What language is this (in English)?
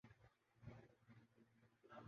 Urdu